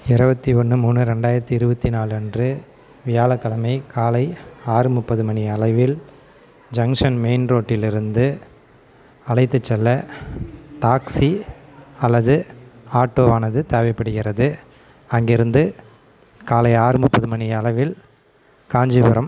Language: Tamil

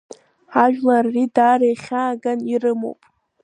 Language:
Abkhazian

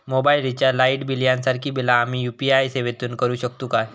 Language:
Marathi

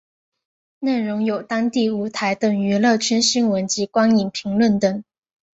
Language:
Chinese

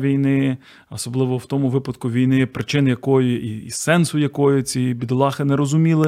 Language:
Ukrainian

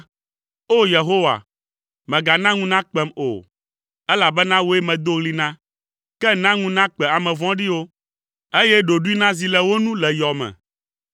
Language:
Ewe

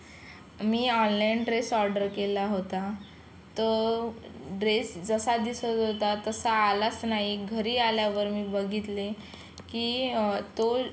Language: Marathi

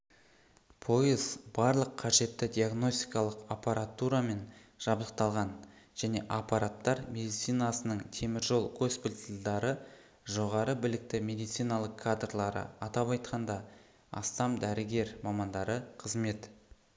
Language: Kazakh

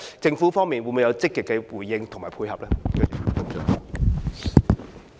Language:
Cantonese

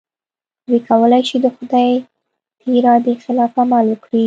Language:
Pashto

